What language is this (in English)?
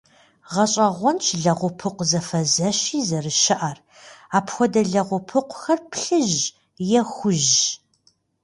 Kabardian